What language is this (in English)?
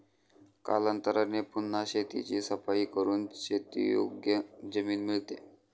Marathi